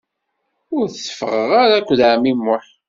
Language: Kabyle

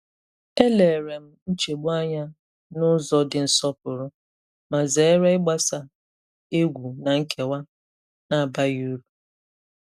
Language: Igbo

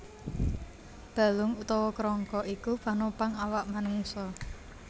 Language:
Javanese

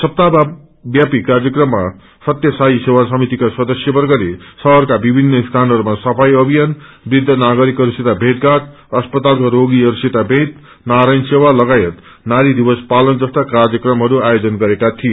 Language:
Nepali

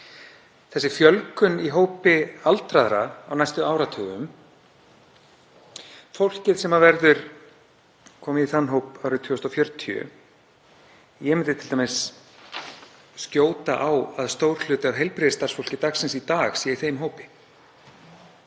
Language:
Icelandic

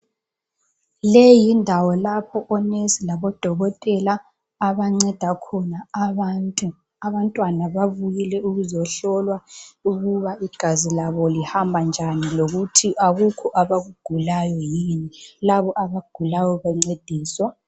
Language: North Ndebele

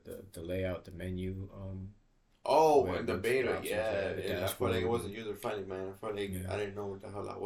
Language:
English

